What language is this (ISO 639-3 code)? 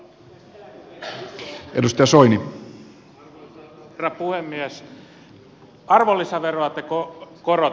fin